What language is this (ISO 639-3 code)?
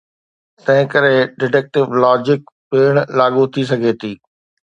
snd